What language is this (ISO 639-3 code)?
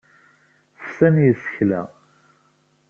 kab